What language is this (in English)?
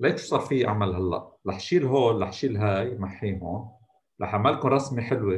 Arabic